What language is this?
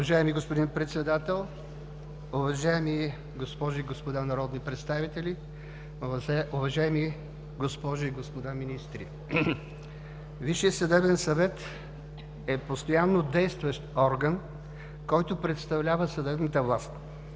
Bulgarian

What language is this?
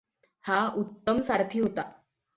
Marathi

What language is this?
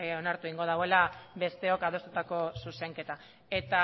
Basque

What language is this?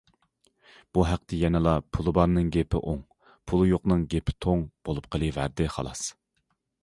Uyghur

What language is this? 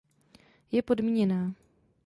Czech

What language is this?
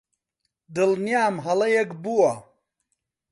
Central Kurdish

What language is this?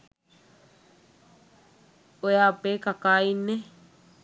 Sinhala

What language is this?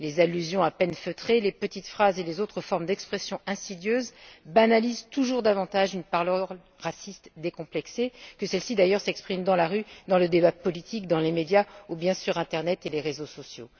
French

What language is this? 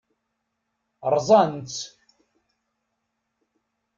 Kabyle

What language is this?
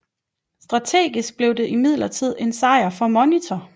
Danish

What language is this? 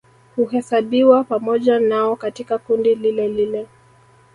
Swahili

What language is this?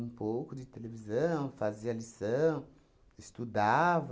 Portuguese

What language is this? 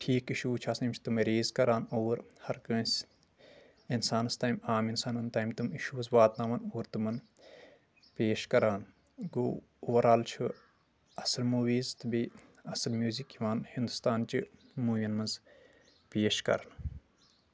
Kashmiri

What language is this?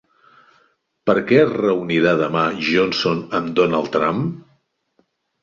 Catalan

